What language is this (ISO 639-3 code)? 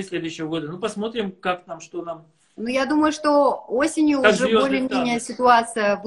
rus